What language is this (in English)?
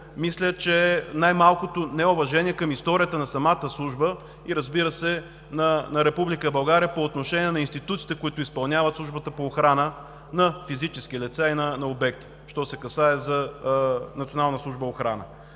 Bulgarian